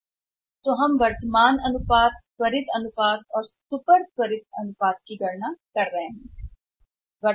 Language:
Hindi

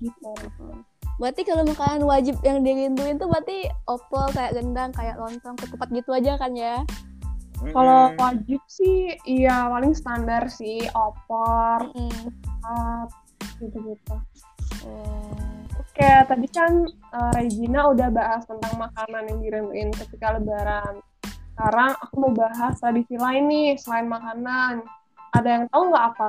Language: Indonesian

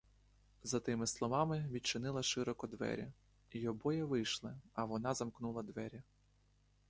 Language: Ukrainian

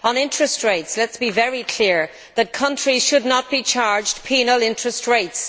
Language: English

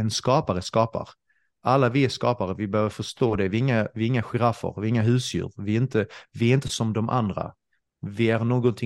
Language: Swedish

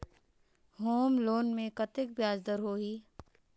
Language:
Chhattisgarhi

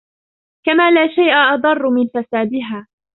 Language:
Arabic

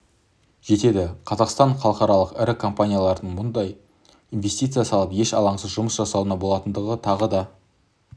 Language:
Kazakh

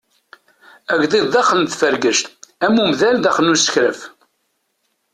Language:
Kabyle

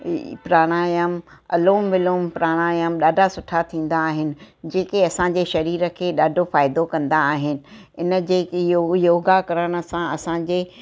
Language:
Sindhi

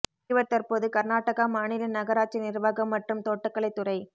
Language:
Tamil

